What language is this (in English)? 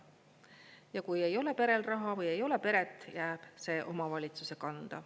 Estonian